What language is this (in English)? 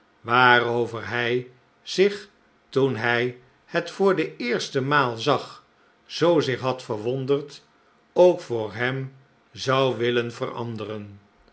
Dutch